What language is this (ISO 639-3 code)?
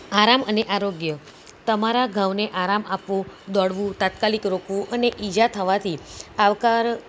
guj